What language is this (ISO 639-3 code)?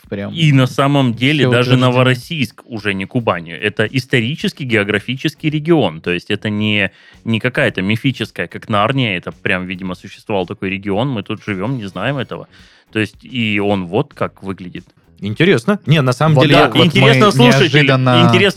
rus